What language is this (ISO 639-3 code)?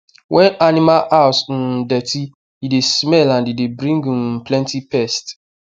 pcm